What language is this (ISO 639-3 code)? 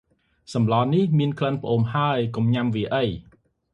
khm